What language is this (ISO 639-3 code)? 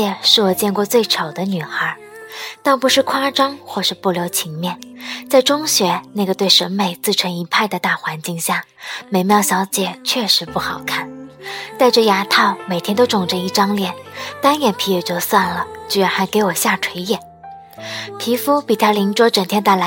zho